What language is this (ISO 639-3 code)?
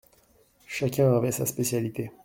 fra